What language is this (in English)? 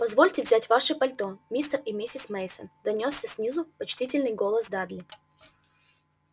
Russian